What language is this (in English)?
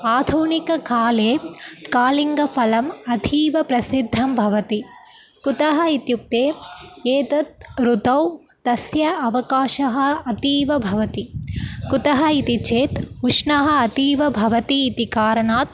Sanskrit